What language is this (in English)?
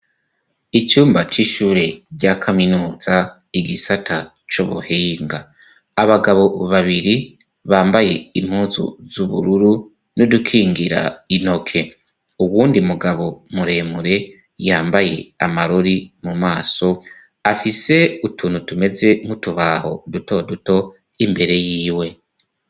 Rundi